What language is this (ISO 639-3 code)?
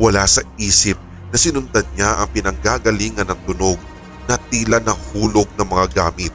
fil